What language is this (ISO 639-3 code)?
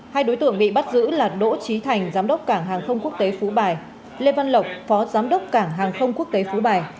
vie